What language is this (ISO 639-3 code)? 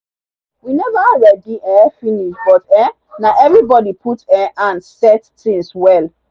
pcm